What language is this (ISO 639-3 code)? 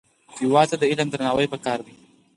pus